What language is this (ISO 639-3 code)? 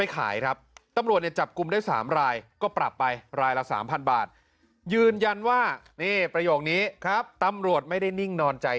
tha